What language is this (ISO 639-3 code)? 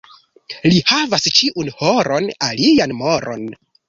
epo